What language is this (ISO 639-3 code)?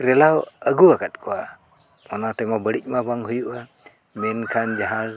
sat